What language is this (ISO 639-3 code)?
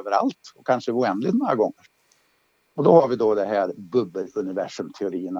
swe